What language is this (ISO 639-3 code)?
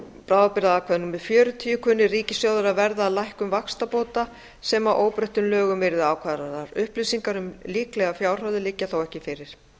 isl